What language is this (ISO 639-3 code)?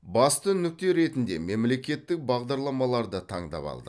kaz